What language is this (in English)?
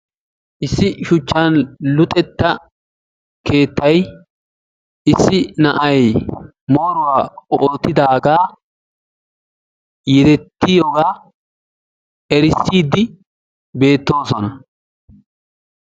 Wolaytta